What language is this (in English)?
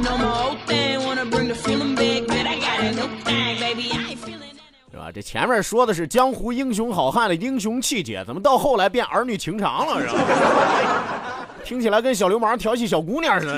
Chinese